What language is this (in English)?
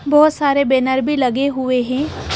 Hindi